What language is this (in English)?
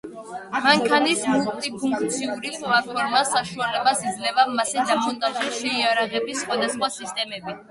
Georgian